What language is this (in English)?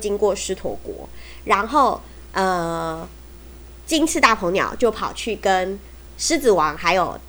Chinese